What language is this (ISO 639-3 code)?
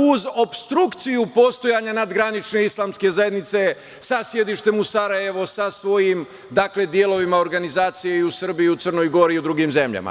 srp